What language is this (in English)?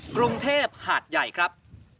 Thai